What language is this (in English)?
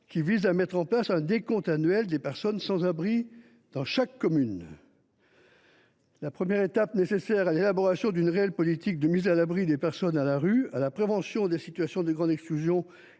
French